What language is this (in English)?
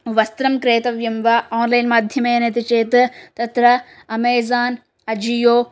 Sanskrit